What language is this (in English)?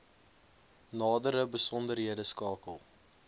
Afrikaans